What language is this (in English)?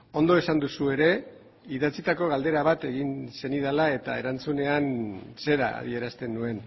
Basque